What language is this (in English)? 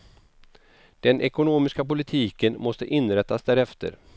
Swedish